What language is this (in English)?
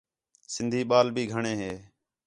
Khetrani